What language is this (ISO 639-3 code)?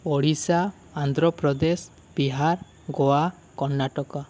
ori